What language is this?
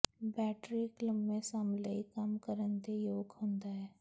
Punjabi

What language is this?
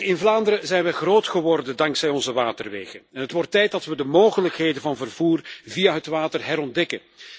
Dutch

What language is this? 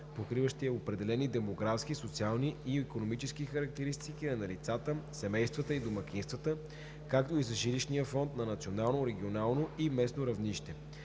Bulgarian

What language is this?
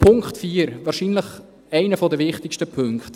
Swiss German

